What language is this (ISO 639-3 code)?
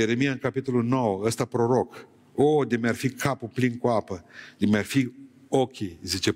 ron